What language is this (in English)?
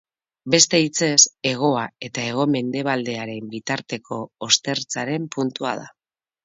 Basque